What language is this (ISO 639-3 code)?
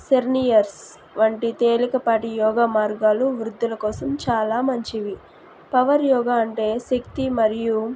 tel